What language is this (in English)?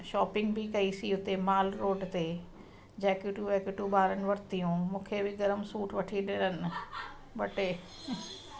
Sindhi